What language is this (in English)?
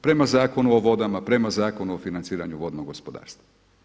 Croatian